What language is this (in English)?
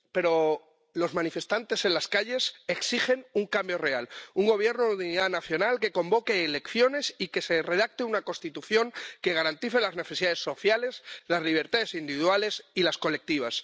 Spanish